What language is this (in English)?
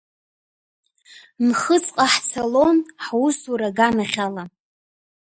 Abkhazian